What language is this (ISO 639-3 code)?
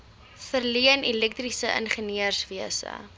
afr